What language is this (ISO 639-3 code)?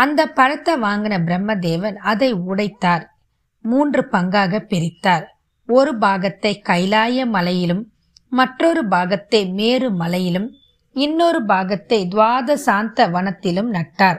tam